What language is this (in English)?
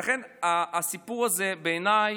Hebrew